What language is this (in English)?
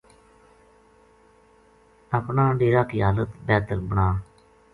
Gujari